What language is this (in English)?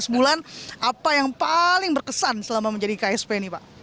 Indonesian